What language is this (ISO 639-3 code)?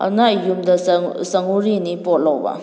mni